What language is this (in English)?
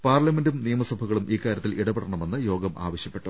Malayalam